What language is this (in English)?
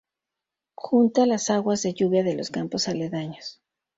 Spanish